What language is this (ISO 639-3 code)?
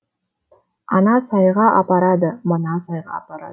kaz